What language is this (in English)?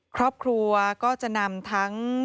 Thai